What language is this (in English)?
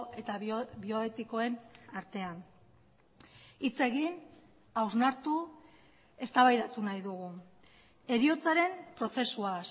Basque